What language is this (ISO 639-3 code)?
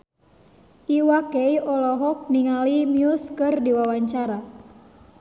sun